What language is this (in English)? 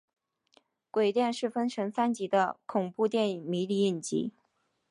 Chinese